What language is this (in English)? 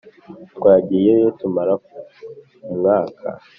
Kinyarwanda